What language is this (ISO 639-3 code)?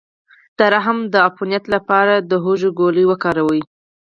pus